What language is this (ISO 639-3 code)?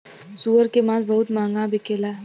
bho